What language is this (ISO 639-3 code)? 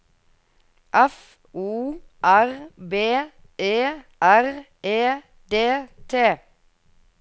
nor